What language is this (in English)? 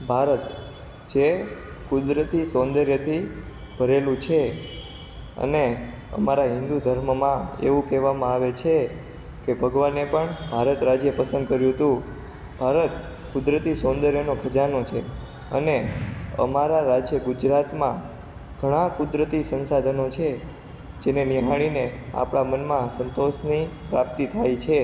Gujarati